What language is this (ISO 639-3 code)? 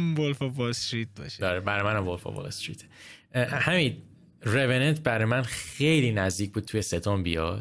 fas